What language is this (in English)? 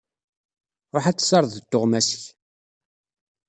Kabyle